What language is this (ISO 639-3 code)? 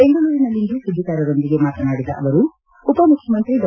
kan